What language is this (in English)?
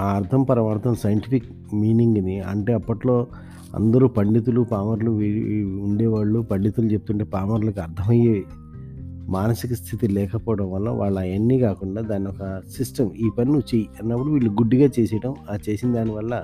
Telugu